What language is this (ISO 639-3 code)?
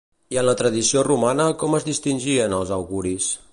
cat